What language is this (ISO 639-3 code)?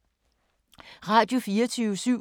dan